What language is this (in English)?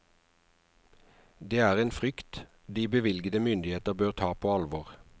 Norwegian